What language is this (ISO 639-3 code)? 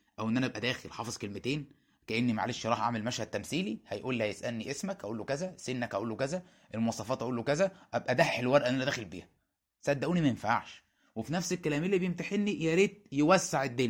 ara